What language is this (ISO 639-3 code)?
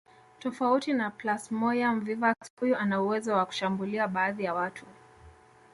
swa